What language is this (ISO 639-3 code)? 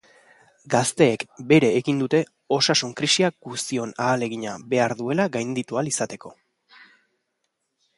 eus